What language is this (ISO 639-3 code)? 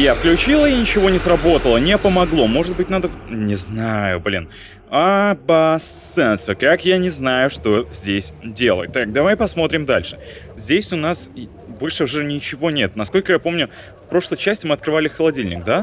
rus